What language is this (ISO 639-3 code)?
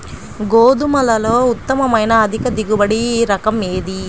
tel